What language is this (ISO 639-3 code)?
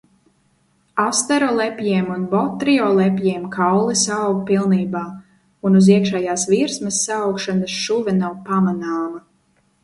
lav